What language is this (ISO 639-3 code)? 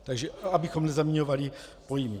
ces